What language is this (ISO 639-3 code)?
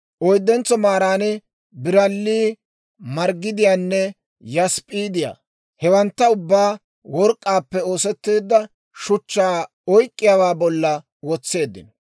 dwr